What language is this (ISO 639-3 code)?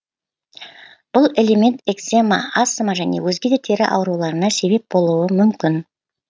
kaz